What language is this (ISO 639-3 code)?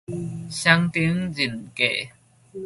nan